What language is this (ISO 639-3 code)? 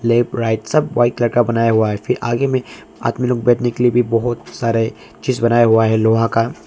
hin